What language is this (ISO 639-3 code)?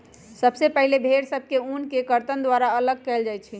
mag